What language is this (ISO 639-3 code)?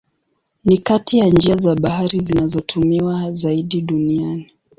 swa